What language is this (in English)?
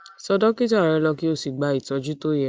Yoruba